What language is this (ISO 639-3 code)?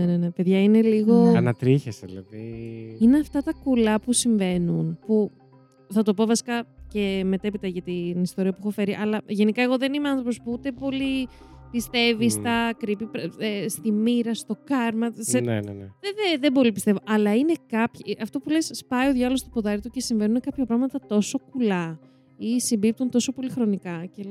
ell